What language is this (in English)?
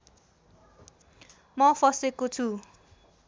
Nepali